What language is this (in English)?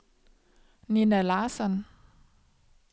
Danish